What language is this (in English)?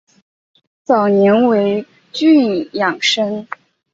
Chinese